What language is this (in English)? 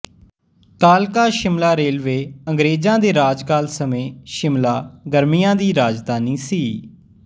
Punjabi